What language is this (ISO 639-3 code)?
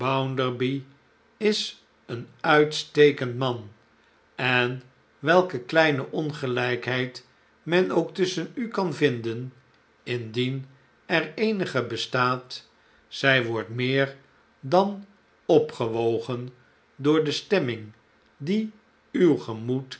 nld